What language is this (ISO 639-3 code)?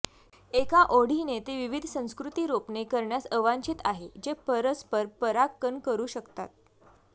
mar